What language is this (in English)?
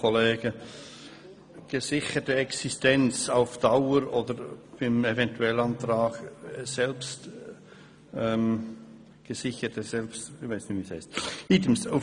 Swiss German